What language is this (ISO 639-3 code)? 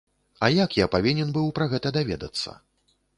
bel